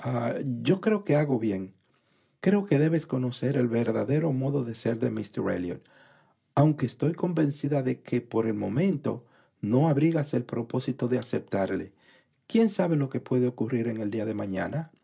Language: Spanish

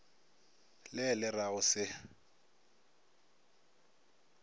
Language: Northern Sotho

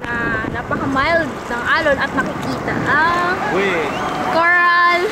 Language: Filipino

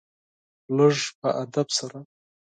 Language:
Pashto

